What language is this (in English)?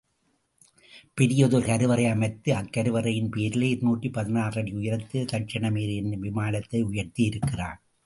Tamil